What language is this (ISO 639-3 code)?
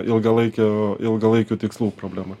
lit